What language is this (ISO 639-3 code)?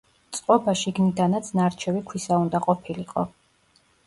kat